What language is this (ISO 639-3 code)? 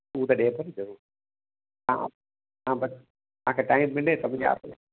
snd